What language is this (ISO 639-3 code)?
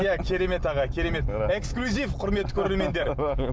kaz